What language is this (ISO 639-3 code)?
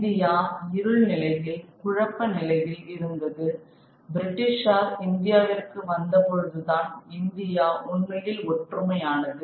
tam